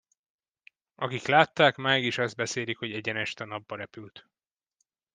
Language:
Hungarian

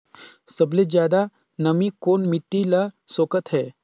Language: Chhattisgarhi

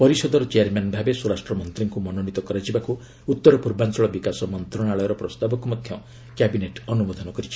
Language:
Odia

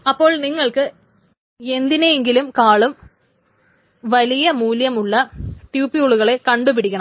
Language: Malayalam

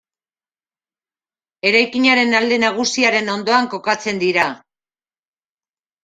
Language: Basque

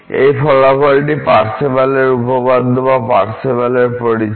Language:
Bangla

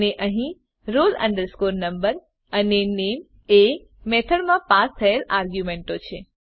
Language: Gujarati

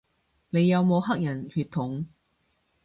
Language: Cantonese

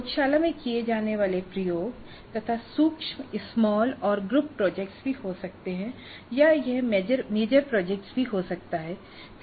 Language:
Hindi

